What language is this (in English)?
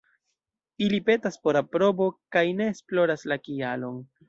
Esperanto